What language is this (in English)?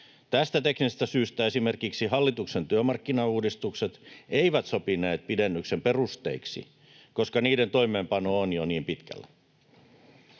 Finnish